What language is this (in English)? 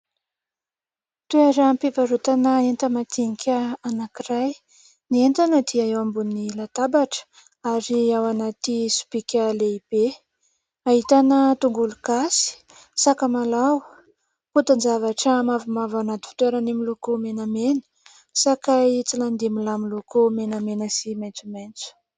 Malagasy